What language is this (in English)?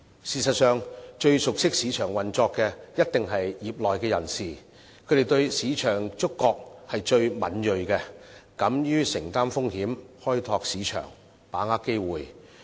Cantonese